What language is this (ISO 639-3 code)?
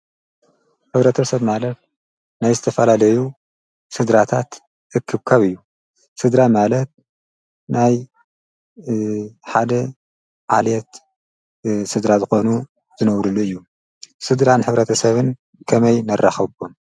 tir